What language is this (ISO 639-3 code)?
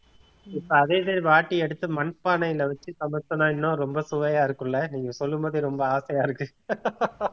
tam